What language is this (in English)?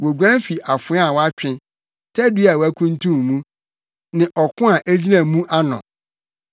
Akan